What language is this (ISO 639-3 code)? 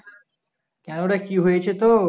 ben